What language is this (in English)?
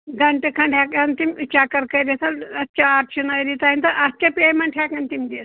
Kashmiri